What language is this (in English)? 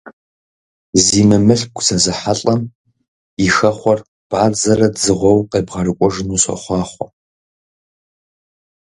Kabardian